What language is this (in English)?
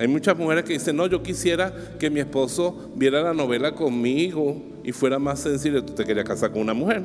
Spanish